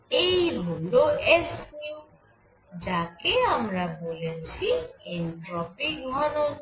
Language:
Bangla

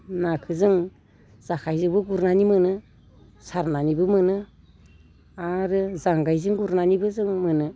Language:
Bodo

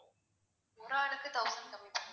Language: Tamil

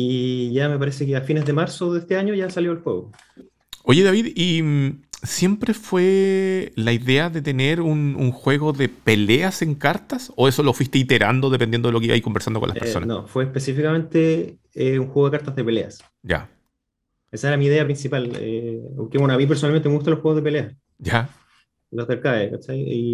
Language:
Spanish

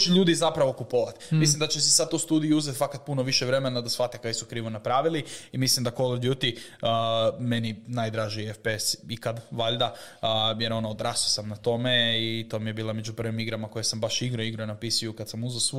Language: Croatian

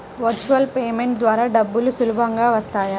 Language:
Telugu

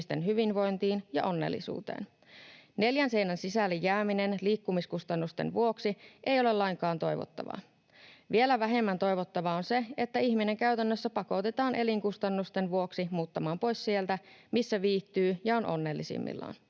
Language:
Finnish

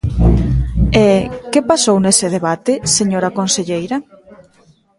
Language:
Galician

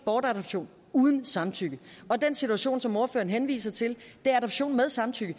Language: Danish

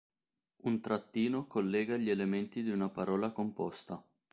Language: Italian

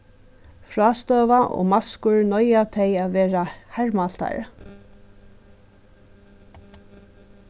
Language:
Faroese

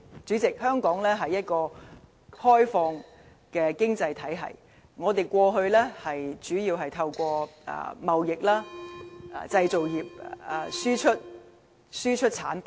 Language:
Cantonese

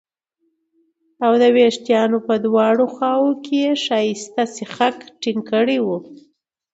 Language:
Pashto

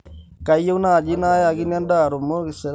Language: Masai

